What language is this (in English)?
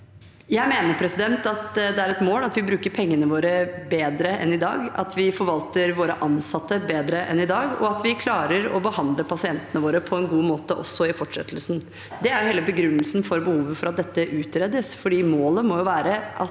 Norwegian